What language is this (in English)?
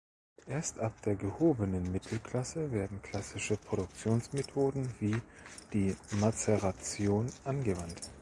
German